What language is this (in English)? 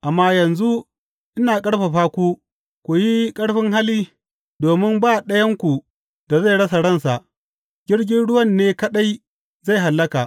Hausa